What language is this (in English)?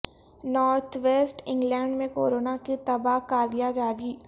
Urdu